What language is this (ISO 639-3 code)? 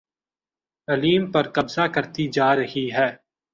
urd